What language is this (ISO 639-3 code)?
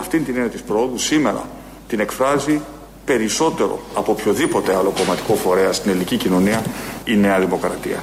ell